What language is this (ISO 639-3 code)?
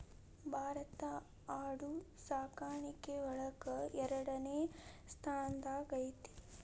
kan